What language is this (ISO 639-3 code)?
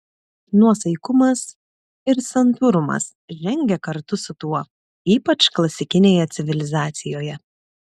lit